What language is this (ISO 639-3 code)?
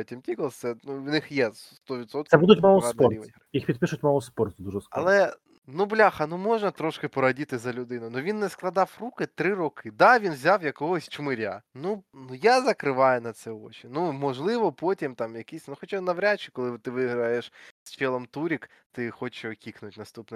ukr